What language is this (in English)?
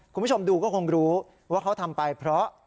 Thai